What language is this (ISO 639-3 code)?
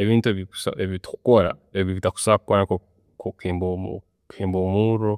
ttj